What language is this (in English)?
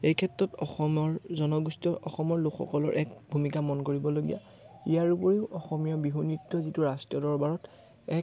Assamese